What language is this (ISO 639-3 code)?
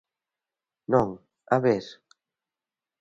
glg